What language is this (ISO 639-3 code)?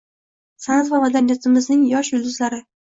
uzb